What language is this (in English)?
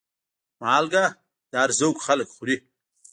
Pashto